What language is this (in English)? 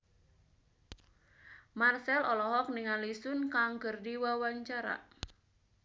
Sundanese